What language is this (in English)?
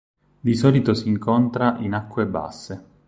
Italian